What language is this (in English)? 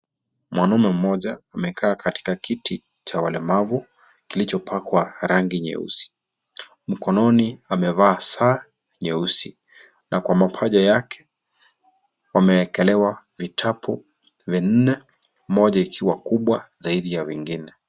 Swahili